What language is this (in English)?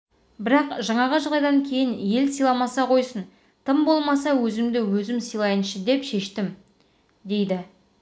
Kazakh